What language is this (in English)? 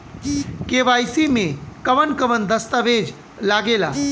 Bhojpuri